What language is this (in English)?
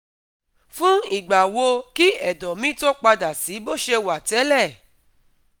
Yoruba